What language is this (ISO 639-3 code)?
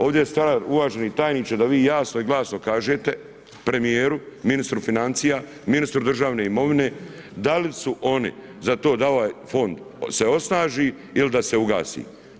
hrv